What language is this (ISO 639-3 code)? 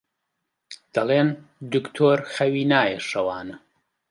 ckb